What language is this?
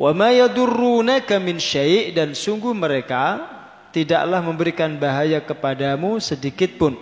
Indonesian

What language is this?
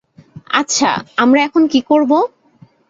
Bangla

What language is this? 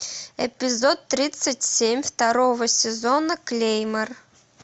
Russian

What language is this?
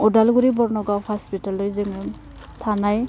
Bodo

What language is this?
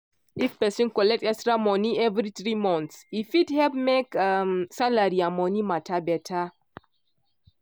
Nigerian Pidgin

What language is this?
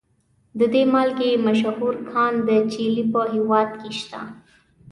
Pashto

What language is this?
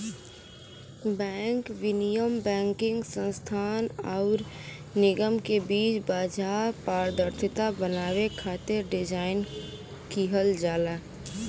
Bhojpuri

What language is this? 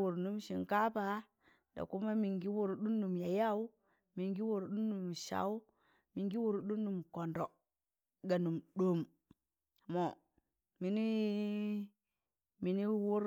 Tangale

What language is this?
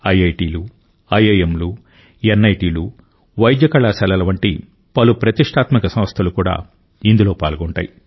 Telugu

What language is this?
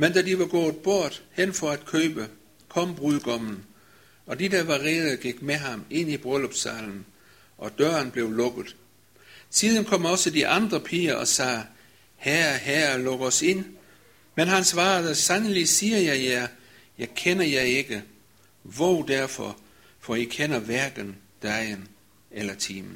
Danish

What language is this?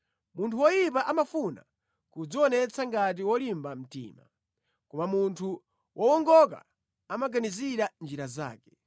Nyanja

